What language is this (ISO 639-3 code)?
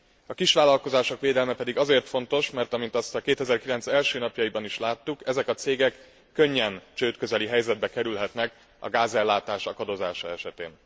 hun